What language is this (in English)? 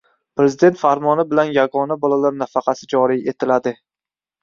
Uzbek